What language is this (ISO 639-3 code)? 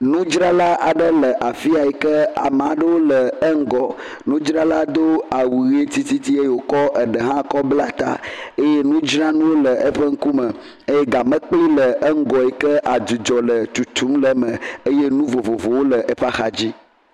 ewe